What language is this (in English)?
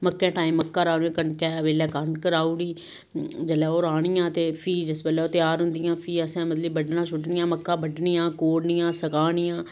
Dogri